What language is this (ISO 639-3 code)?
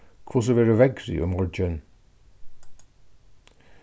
fao